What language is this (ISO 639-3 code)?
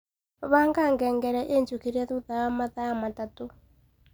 kik